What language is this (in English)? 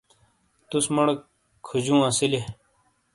Shina